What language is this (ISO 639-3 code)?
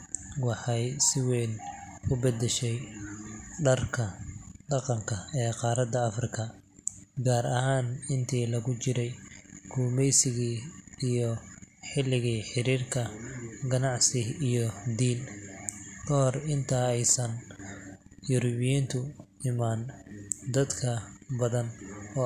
som